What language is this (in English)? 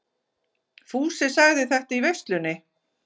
Icelandic